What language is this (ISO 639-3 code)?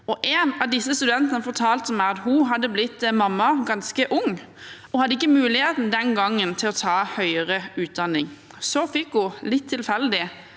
nor